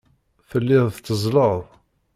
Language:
Kabyle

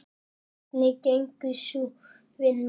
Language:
Icelandic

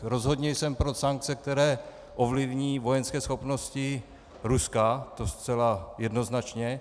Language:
Czech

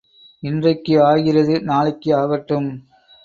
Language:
Tamil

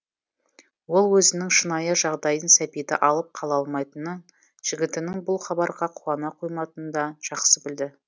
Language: Kazakh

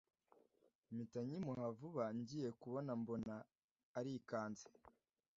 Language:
Kinyarwanda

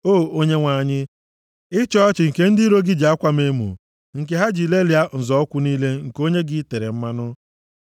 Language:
Igbo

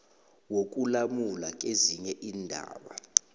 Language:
South Ndebele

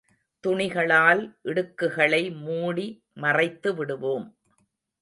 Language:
Tamil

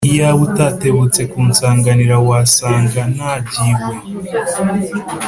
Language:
Kinyarwanda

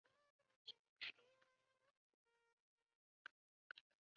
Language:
Chinese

